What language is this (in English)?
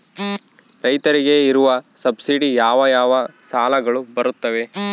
Kannada